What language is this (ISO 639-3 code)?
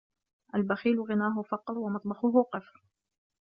ara